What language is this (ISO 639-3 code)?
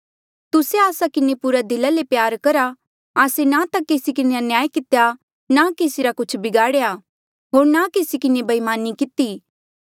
mjl